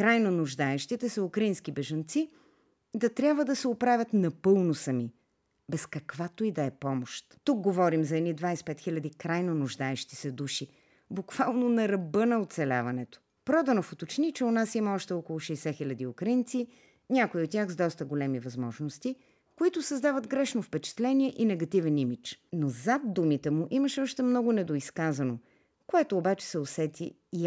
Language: Bulgarian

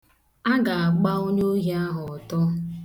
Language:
Igbo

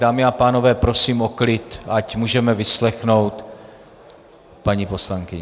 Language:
Czech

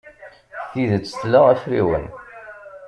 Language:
Kabyle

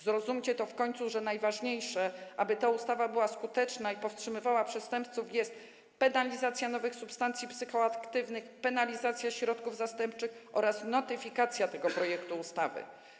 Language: Polish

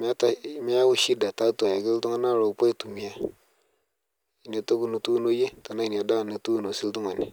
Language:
Masai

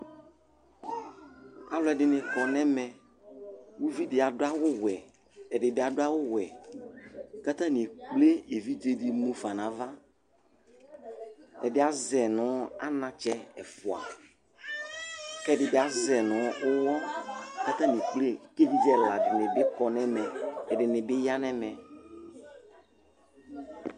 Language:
Ikposo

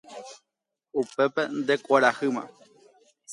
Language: Guarani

